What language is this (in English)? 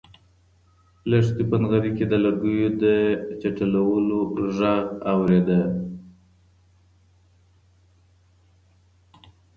Pashto